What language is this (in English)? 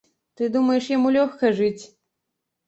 Belarusian